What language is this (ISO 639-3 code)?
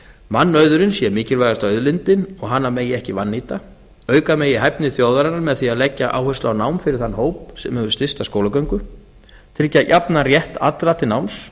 isl